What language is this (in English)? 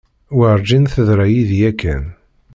Kabyle